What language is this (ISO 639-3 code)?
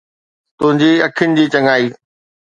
snd